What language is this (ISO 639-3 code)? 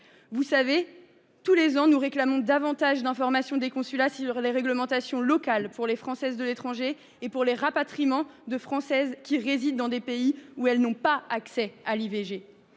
fra